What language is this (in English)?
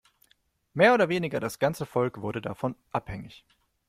German